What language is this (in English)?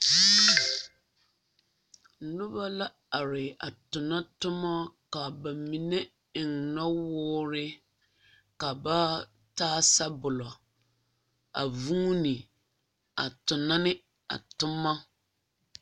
Southern Dagaare